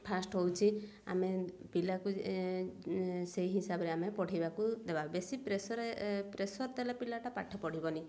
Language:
Odia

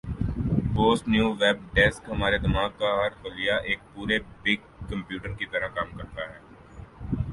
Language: Urdu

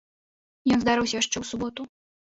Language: Belarusian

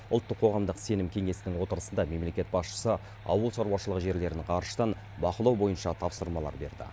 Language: Kazakh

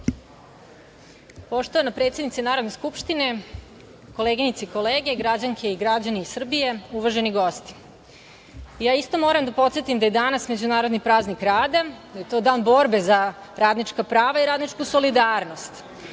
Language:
Serbian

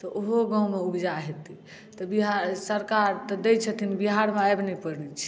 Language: Maithili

